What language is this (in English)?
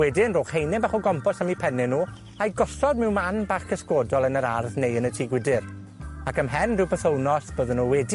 Welsh